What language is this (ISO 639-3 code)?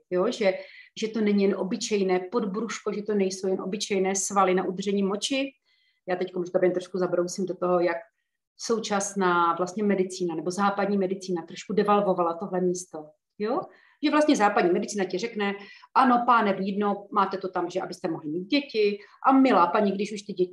ces